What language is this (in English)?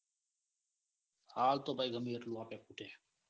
Gujarati